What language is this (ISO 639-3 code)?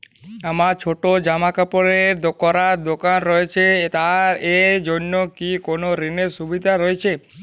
ben